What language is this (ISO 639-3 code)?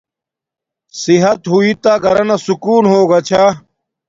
dmk